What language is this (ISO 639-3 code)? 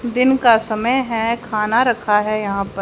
hin